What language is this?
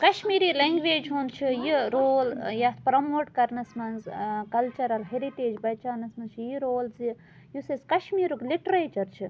Kashmiri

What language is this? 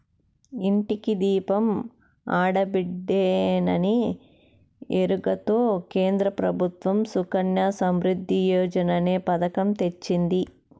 Telugu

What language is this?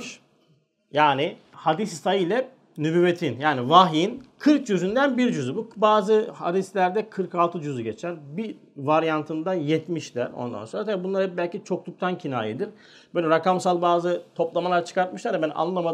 Turkish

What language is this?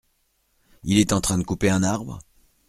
French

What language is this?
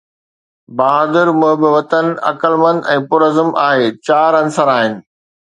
Sindhi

